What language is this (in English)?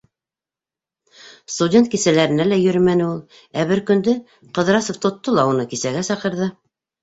Bashkir